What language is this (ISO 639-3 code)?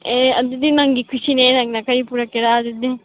mni